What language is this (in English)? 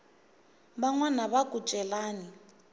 Tsonga